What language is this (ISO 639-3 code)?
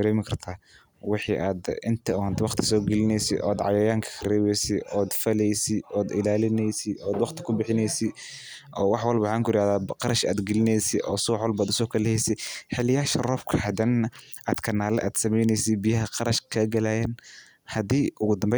som